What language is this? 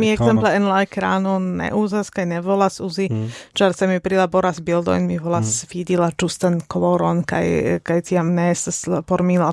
Esperanto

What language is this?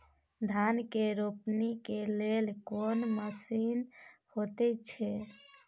Maithili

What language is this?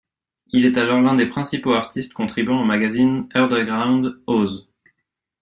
French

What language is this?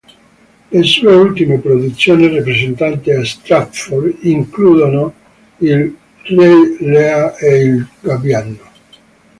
Italian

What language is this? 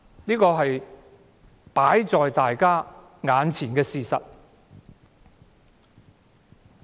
Cantonese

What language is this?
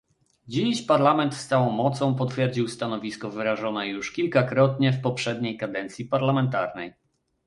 Polish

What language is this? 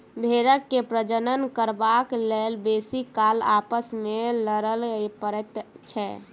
Maithili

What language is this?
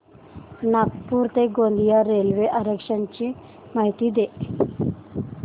Marathi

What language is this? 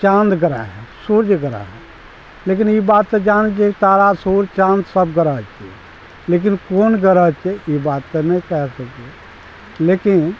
Maithili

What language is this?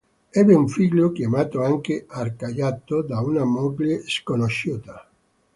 Italian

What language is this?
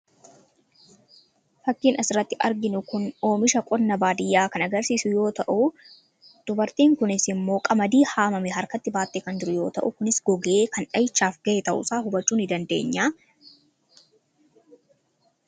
Oromo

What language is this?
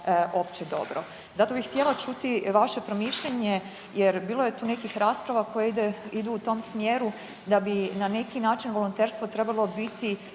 Croatian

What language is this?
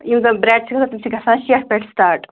Kashmiri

